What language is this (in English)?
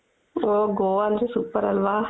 Kannada